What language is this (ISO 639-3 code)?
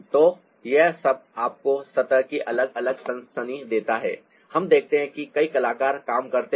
hin